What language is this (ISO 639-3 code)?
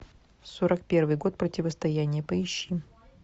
rus